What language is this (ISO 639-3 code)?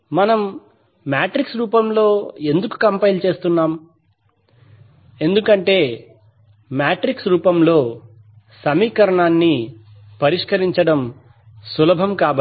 tel